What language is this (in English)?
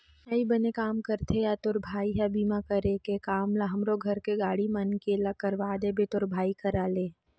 Chhattisgarhi